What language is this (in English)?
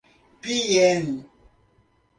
Portuguese